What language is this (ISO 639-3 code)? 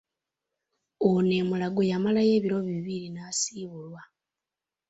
lug